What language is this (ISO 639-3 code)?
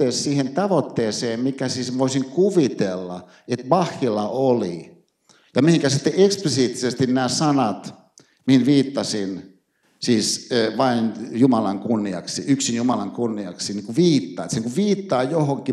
fin